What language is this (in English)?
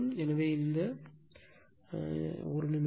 Tamil